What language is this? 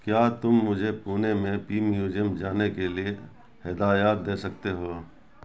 Urdu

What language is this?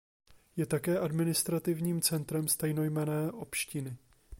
Czech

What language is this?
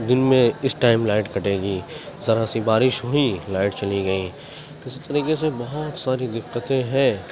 Urdu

